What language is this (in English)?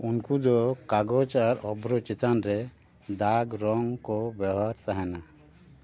Santali